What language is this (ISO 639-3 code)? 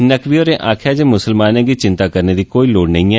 doi